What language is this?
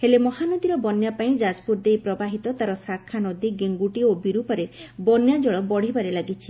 Odia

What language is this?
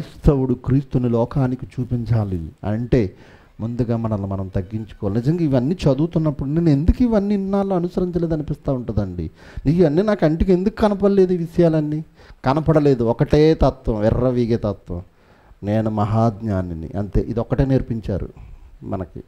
Telugu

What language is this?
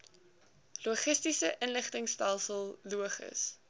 Afrikaans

